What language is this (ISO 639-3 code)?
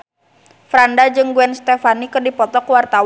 sun